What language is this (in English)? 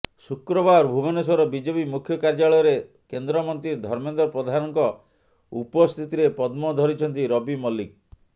Odia